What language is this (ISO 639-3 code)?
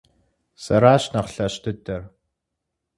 kbd